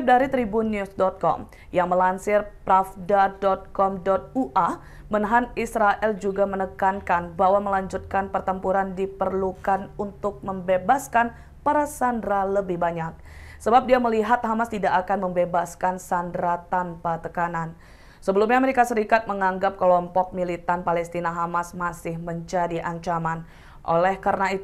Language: Indonesian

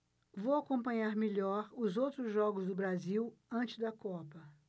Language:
Portuguese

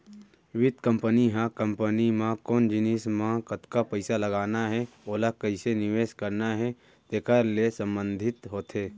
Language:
Chhattisgarhi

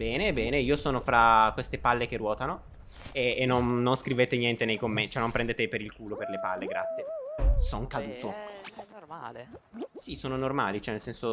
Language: Italian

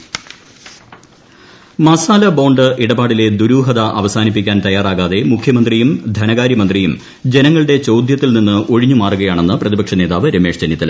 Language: Malayalam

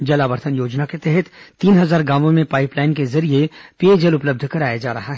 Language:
Hindi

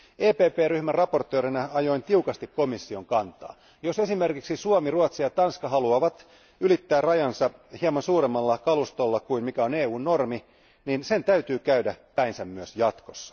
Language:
Finnish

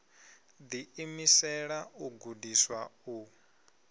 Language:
Venda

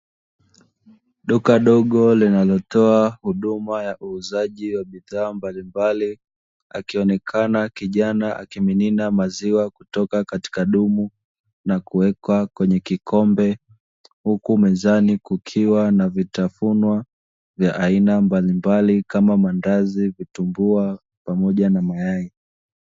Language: Swahili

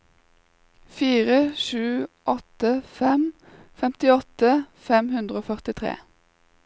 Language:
Norwegian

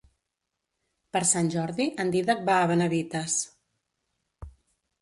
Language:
Catalan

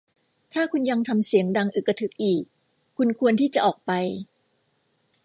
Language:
Thai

